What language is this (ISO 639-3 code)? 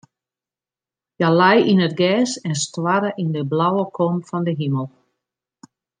fry